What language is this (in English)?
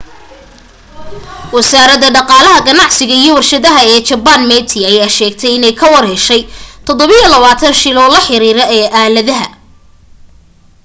Somali